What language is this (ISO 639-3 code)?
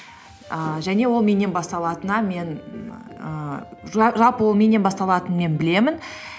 kaz